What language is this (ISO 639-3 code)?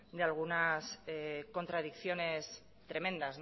spa